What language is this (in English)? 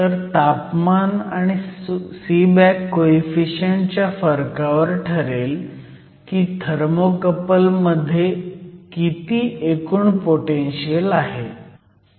Marathi